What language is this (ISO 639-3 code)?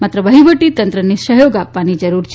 guj